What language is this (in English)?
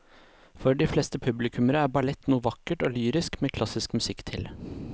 Norwegian